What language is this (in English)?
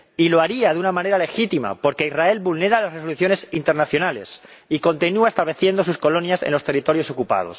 Spanish